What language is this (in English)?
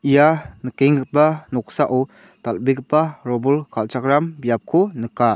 Garo